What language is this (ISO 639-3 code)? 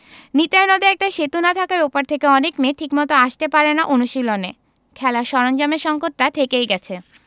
ben